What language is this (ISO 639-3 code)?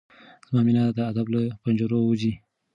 pus